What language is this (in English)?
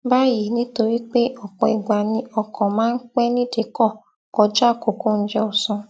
Yoruba